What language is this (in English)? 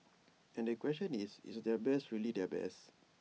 English